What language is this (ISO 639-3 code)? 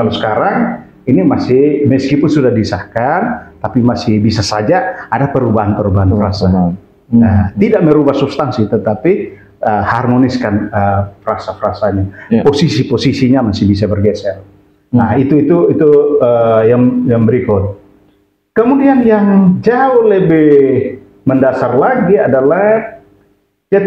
ind